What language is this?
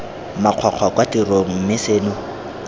Tswana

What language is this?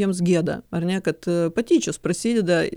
Lithuanian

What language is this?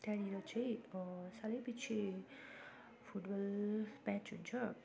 Nepali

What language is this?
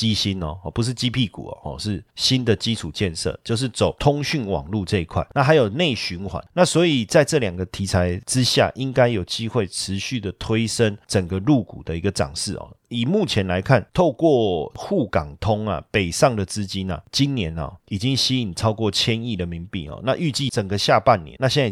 Chinese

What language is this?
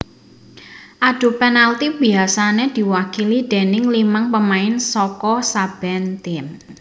Javanese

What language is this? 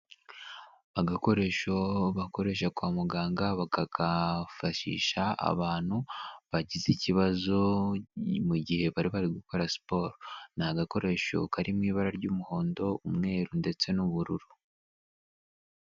Kinyarwanda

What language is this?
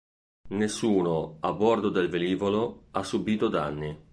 Italian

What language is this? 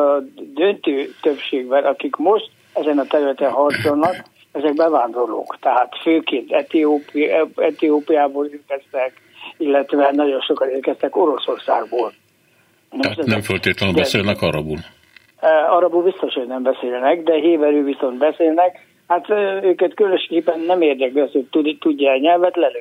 Hungarian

